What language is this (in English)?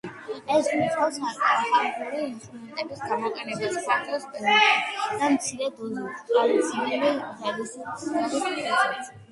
Georgian